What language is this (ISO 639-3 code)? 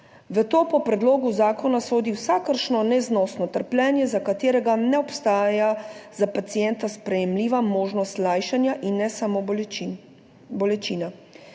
slv